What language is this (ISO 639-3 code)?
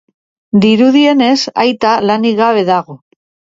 eus